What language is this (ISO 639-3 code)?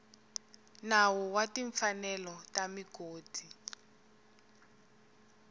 tso